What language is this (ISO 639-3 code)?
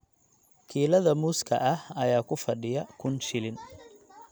som